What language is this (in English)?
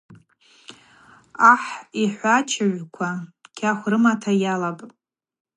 Abaza